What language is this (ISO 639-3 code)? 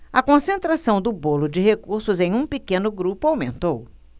por